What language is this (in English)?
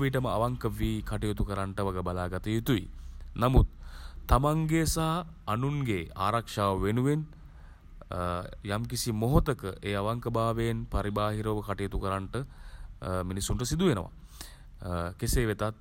Sinhala